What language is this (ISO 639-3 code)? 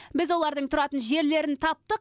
kaz